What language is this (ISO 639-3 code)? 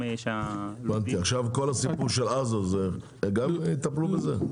heb